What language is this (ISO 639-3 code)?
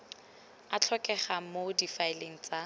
tsn